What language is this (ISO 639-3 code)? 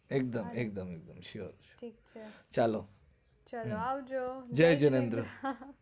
guj